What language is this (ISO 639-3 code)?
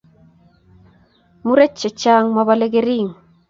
kln